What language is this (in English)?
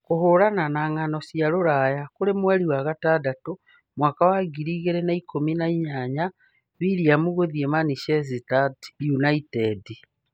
Kikuyu